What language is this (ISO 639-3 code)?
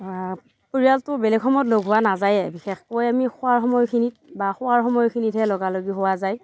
asm